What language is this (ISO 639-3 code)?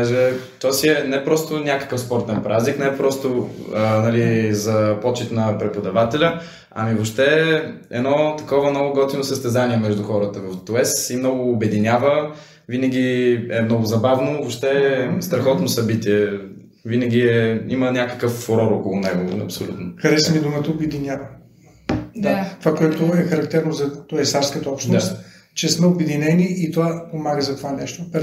bul